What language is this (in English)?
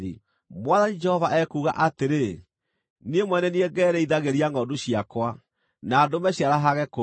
Kikuyu